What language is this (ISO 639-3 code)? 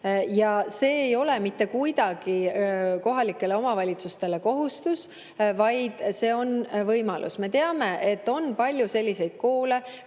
est